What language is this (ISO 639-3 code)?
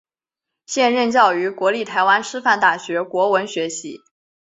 zho